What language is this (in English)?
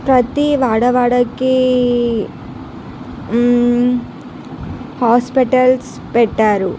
Telugu